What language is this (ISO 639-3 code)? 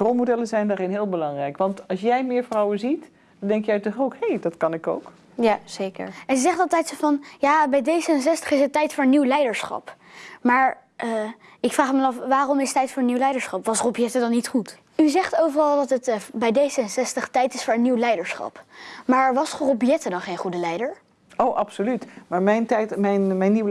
nld